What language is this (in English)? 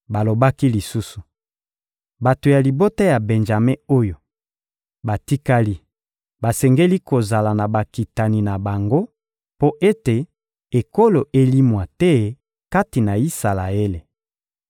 Lingala